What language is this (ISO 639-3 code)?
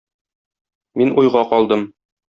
tat